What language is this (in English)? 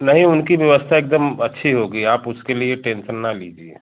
Hindi